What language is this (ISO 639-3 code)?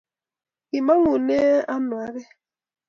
kln